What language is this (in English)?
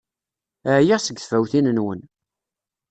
Kabyle